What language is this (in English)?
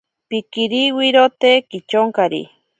Ashéninka Perené